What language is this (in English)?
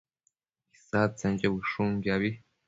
Matsés